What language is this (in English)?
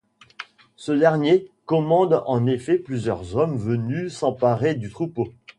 French